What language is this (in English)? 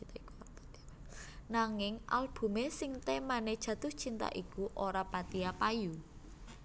Javanese